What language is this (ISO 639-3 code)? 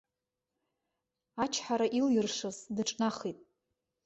abk